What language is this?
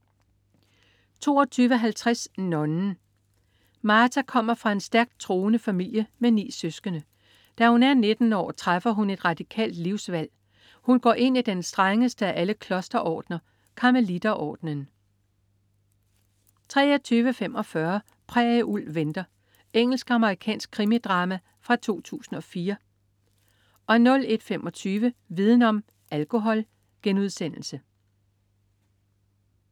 Danish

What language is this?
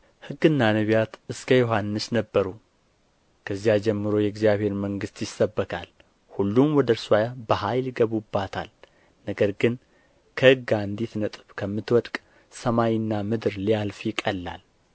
Amharic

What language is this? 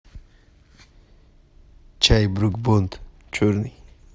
Russian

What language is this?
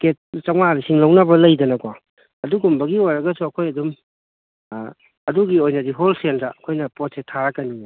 Manipuri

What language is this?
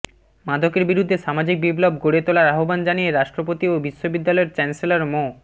Bangla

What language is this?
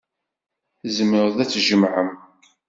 Kabyle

